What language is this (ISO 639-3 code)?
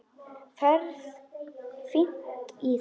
isl